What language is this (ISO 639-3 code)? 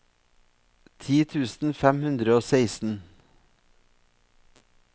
nor